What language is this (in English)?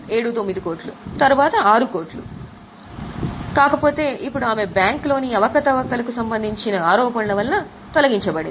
Telugu